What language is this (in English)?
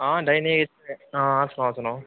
Dogri